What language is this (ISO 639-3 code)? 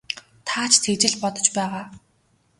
mon